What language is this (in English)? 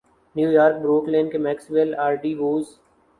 Urdu